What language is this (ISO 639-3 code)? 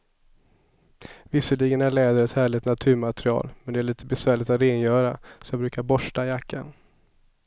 swe